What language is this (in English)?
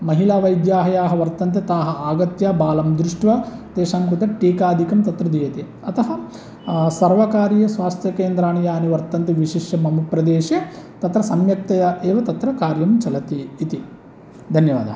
Sanskrit